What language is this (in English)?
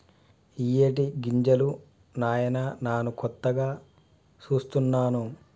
Telugu